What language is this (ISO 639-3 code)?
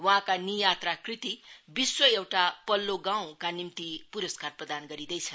nep